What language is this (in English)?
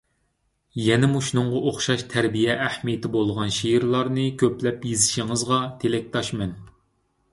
Uyghur